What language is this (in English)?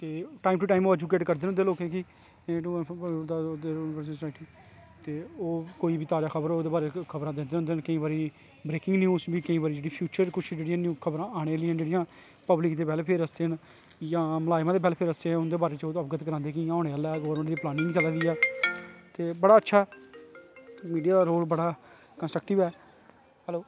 Dogri